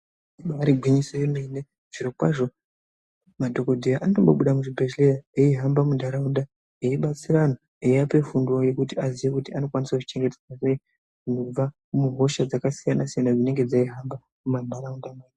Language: Ndau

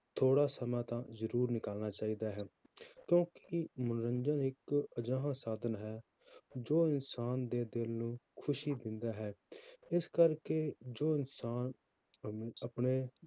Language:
Punjabi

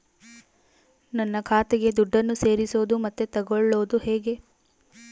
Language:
Kannada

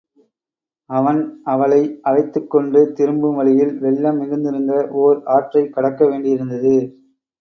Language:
Tamil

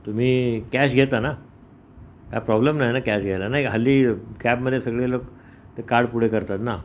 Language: Marathi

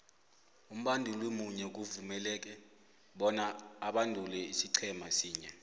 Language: South Ndebele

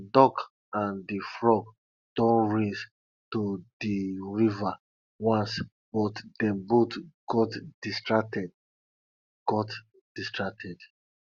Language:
Nigerian Pidgin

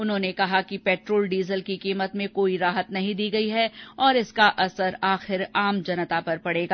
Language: Hindi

